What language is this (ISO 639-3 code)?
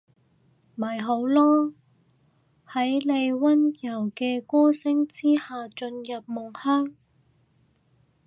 yue